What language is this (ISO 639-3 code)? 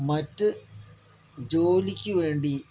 mal